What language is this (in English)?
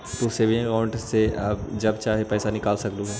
Magahi